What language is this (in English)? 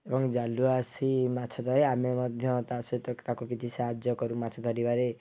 Odia